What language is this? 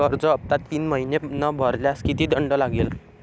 Marathi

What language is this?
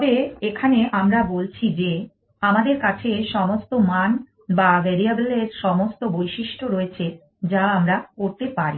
Bangla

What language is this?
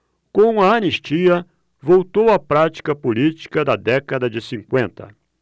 Portuguese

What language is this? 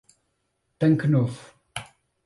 Portuguese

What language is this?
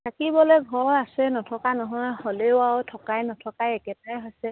Assamese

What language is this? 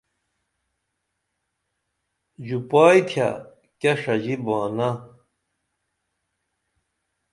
Dameli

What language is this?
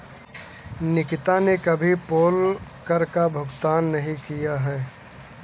Hindi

